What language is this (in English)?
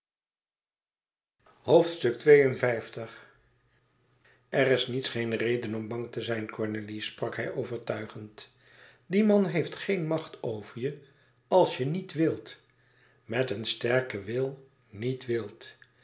Dutch